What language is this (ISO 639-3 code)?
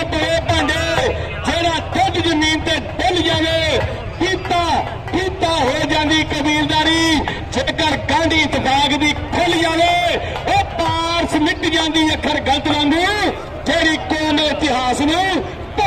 pan